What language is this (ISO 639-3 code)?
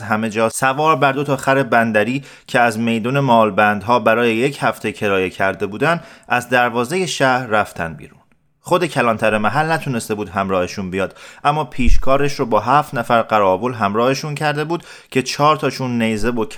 fas